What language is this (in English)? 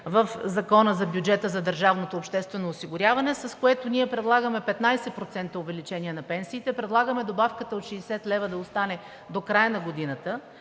Bulgarian